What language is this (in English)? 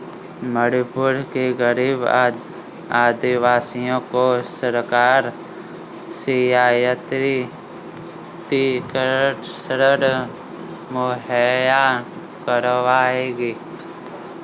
Hindi